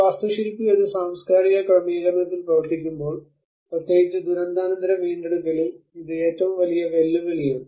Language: Malayalam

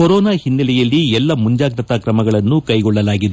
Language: Kannada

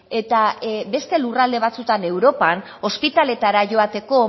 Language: Basque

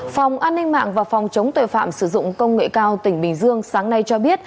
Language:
Vietnamese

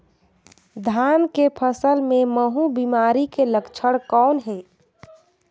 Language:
Chhattisgarhi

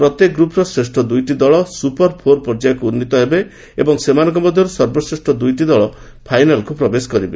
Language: Odia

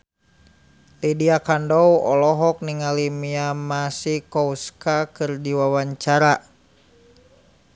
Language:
Sundanese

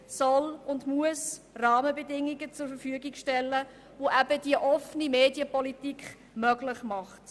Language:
Swiss German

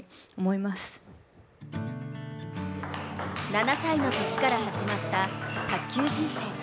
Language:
Japanese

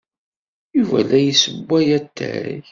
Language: Kabyle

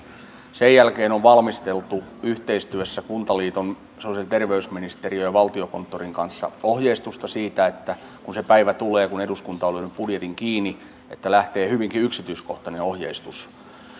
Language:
Finnish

